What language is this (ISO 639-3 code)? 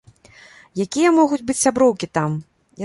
bel